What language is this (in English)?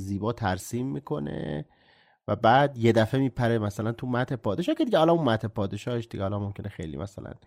Persian